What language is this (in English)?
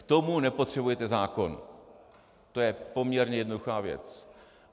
Czech